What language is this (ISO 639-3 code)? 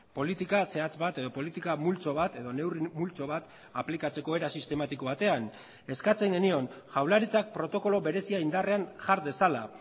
eus